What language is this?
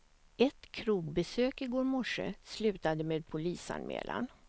Swedish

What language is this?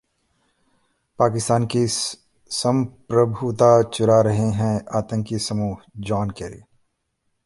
Hindi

